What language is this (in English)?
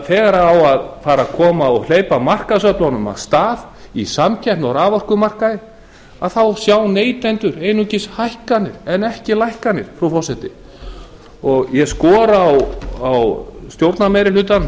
Icelandic